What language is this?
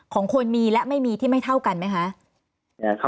Thai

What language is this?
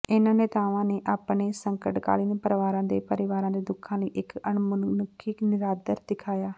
Punjabi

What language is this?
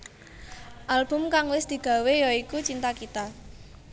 Javanese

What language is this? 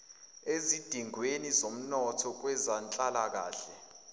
Zulu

